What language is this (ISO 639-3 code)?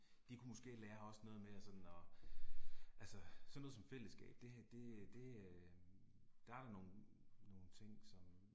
dan